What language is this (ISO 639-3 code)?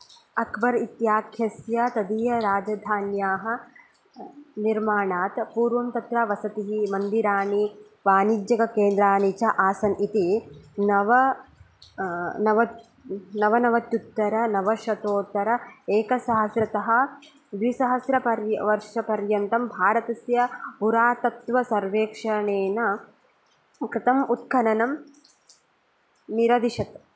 san